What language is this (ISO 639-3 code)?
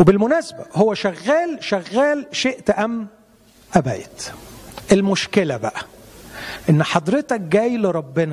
ara